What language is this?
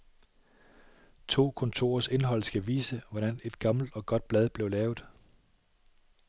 Danish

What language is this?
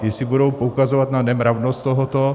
Czech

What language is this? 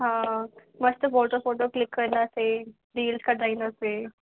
Sindhi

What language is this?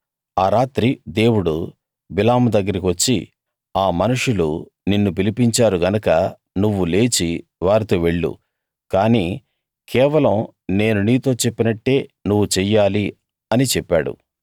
Telugu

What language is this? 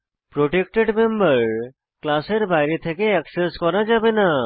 Bangla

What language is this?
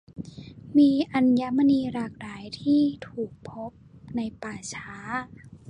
Thai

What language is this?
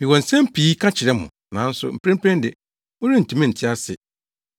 Akan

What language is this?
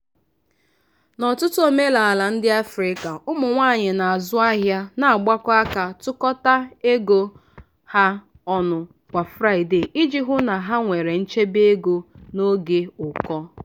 Igbo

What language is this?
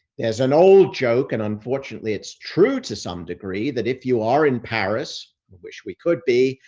English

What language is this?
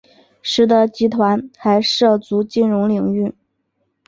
Chinese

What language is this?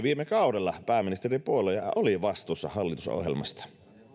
Finnish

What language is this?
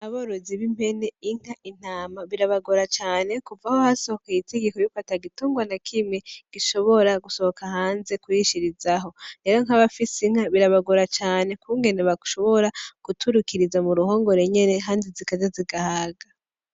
Rundi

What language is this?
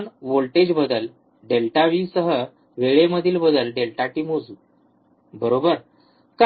Marathi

